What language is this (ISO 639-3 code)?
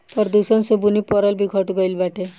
bho